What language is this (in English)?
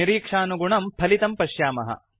Sanskrit